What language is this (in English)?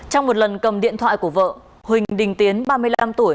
Vietnamese